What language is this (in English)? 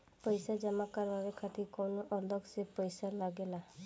Bhojpuri